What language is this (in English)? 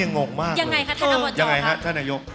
Thai